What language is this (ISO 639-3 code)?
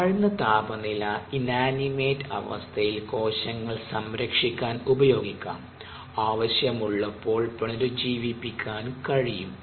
mal